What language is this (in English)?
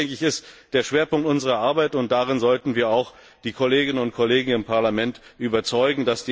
German